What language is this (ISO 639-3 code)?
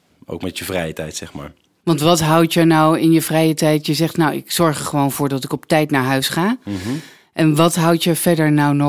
nld